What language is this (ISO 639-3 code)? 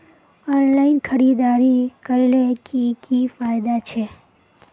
mag